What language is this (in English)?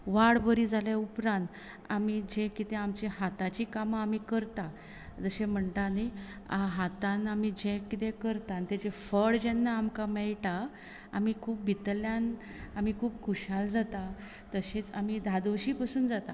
Konkani